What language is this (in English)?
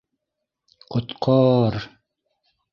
Bashkir